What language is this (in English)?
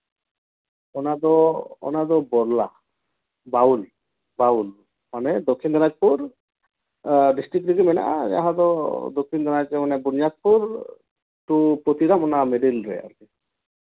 Santali